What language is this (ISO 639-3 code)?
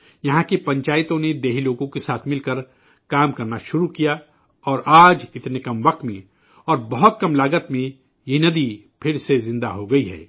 urd